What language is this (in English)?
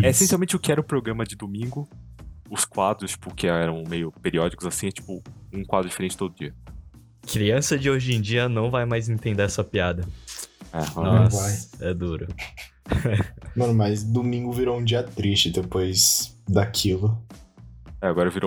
Portuguese